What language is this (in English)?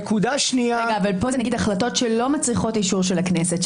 Hebrew